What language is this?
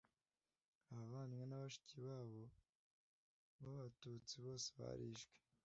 Kinyarwanda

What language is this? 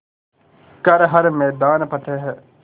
Hindi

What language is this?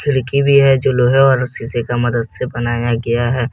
Hindi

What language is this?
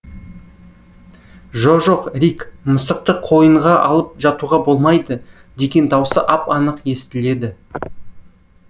Kazakh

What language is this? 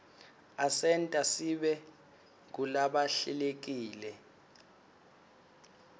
Swati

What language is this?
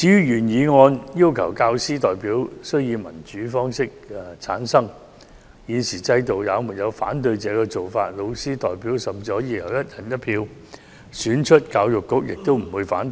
Cantonese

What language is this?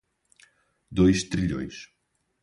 Portuguese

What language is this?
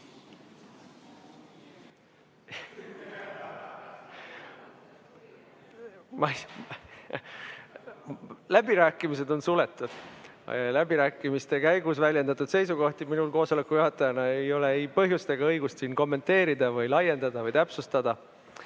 Estonian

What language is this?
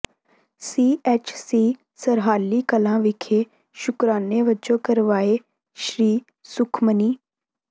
Punjabi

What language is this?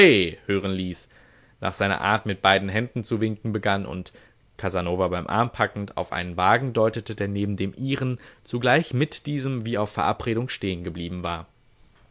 German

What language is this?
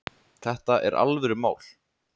Icelandic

